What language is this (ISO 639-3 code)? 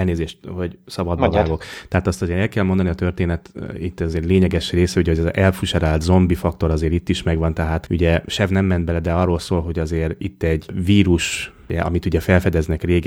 hun